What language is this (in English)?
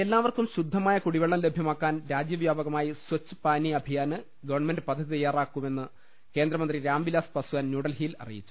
Malayalam